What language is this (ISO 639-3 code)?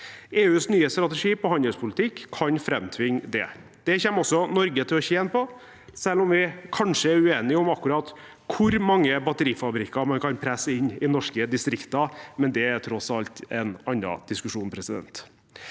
nor